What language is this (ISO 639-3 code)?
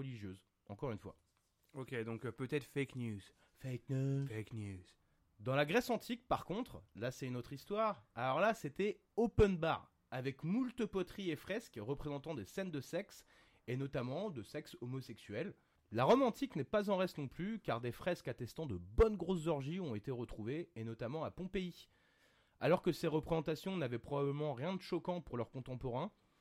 fra